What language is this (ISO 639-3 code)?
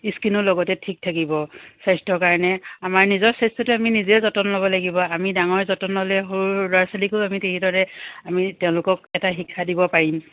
asm